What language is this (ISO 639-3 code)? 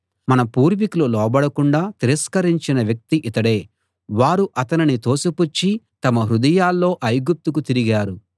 tel